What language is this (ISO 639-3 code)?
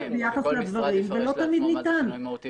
heb